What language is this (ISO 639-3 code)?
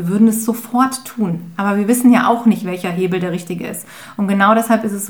deu